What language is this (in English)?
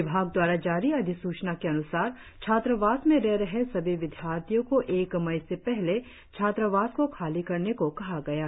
Hindi